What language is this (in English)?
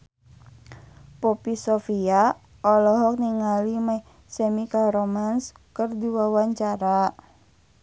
Sundanese